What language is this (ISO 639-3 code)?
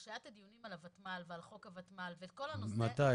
heb